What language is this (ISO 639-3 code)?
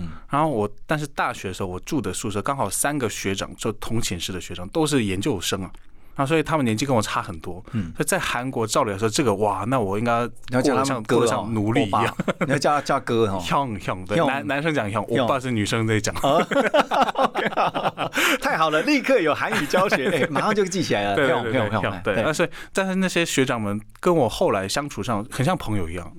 zho